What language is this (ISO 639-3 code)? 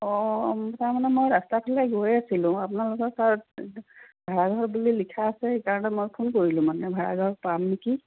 asm